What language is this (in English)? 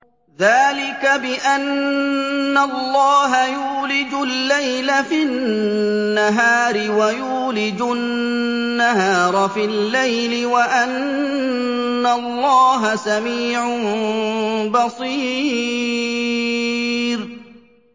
Arabic